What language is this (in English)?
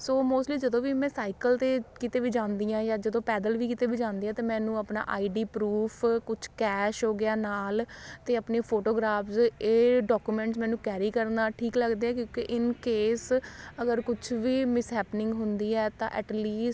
Punjabi